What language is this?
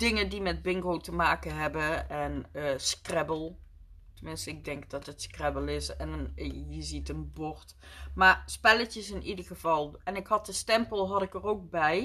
Dutch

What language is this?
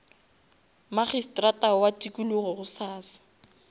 Northern Sotho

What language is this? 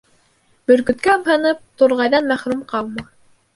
Bashkir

